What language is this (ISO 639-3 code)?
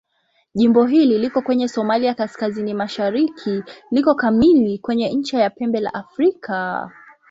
swa